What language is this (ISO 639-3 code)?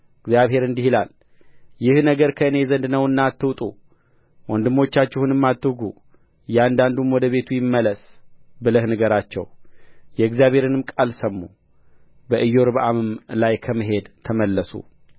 amh